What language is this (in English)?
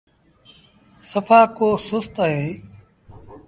Sindhi Bhil